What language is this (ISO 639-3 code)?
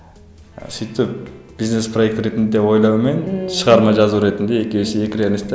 kaz